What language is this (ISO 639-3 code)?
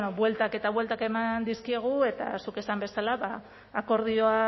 eus